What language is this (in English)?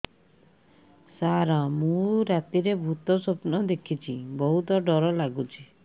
Odia